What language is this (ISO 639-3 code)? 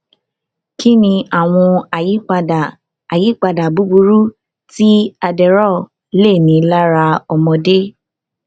yor